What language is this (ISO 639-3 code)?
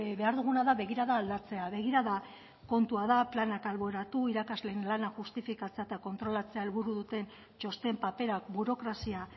eus